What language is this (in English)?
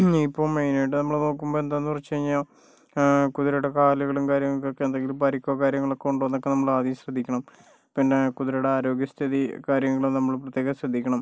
Malayalam